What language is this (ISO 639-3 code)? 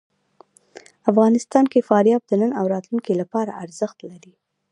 pus